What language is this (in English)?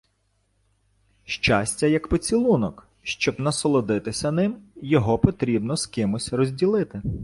Ukrainian